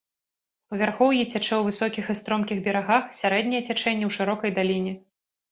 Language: Belarusian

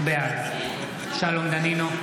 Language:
Hebrew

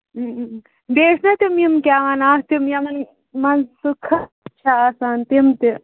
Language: Kashmiri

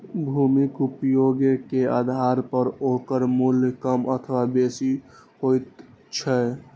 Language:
Maithili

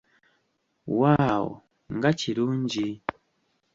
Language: Ganda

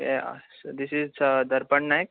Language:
Konkani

